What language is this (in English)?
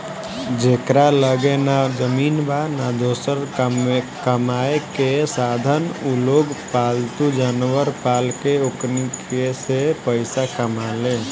Bhojpuri